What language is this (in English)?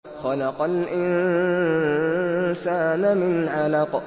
Arabic